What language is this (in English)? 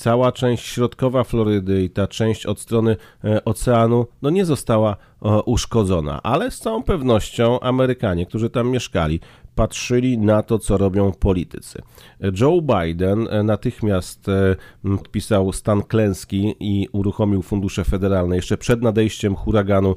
Polish